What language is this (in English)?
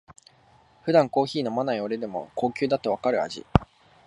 Japanese